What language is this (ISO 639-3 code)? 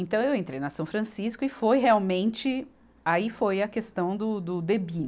por